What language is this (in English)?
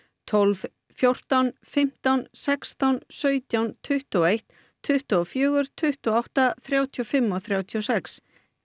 Icelandic